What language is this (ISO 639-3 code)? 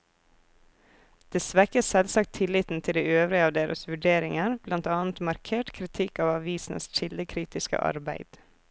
nor